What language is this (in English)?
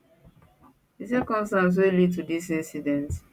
Nigerian Pidgin